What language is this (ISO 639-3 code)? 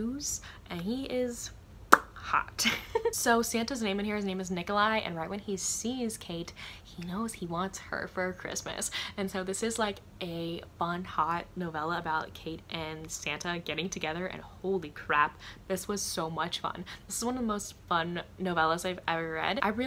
eng